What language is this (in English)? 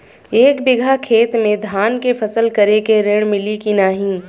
Bhojpuri